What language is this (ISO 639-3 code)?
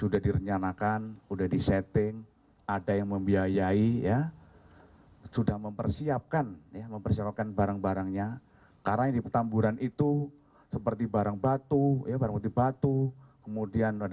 ind